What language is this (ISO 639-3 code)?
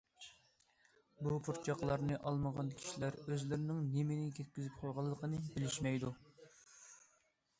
uig